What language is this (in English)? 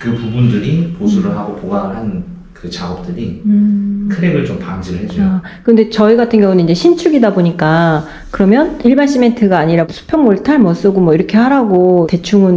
Korean